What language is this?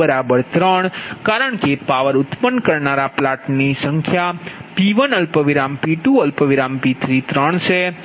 Gujarati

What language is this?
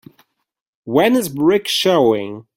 English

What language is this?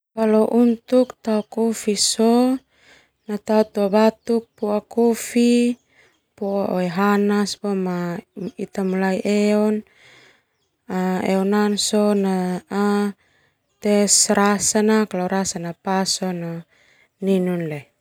Termanu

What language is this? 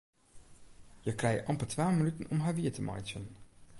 Western Frisian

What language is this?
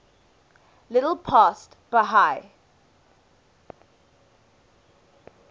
English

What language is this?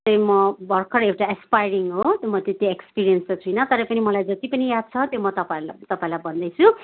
Nepali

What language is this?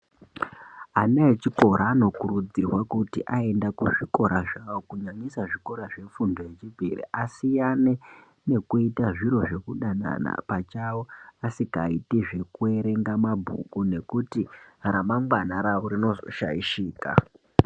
Ndau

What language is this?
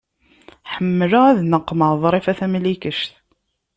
Kabyle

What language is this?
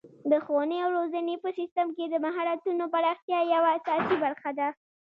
Pashto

